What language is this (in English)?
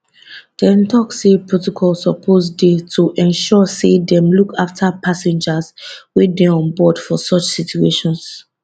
Nigerian Pidgin